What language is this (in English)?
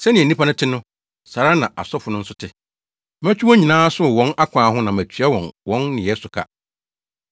Akan